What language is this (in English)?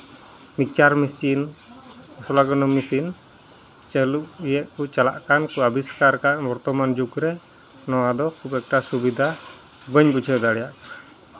Santali